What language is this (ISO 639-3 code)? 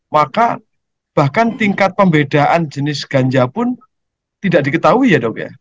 ind